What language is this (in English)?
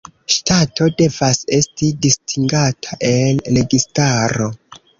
Esperanto